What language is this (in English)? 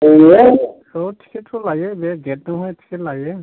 Bodo